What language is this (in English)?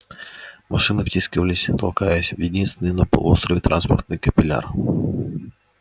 Russian